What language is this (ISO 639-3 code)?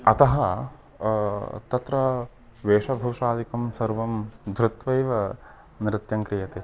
san